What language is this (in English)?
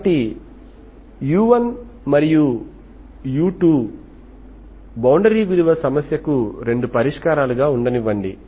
Telugu